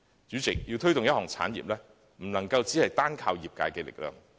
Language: Cantonese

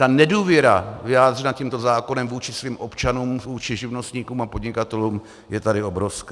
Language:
Czech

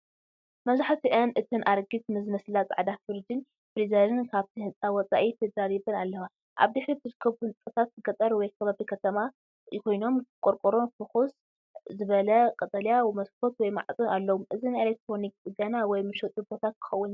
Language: Tigrinya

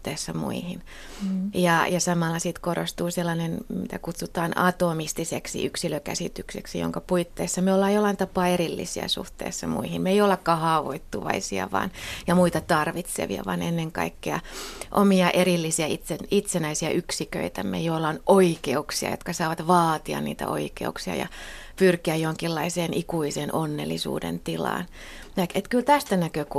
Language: Finnish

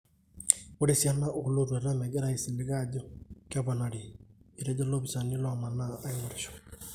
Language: Masai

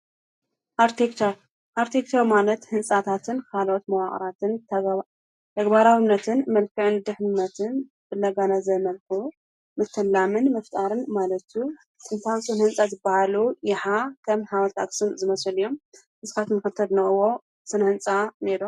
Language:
Tigrinya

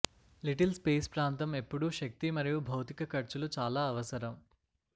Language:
Telugu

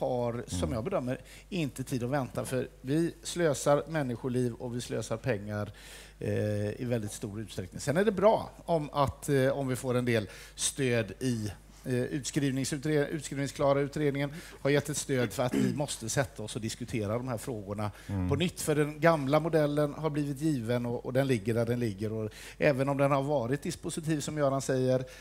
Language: Swedish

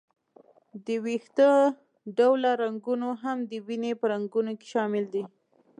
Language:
Pashto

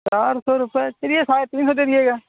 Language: Urdu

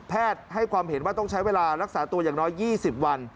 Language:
Thai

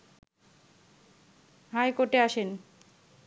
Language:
Bangla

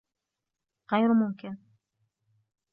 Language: Arabic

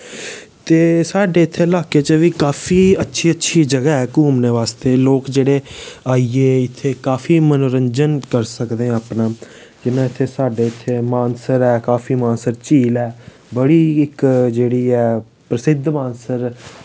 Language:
Dogri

